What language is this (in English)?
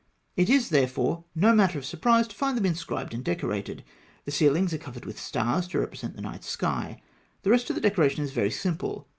English